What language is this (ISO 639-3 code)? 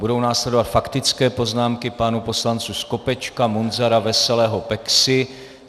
ces